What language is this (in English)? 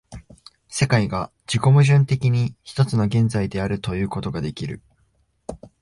Japanese